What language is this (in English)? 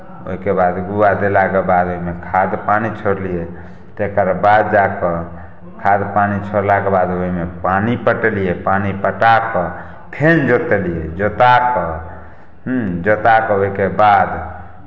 Maithili